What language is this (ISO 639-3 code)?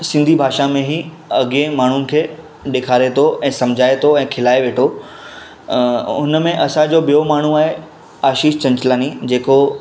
snd